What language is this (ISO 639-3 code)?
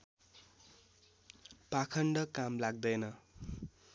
nep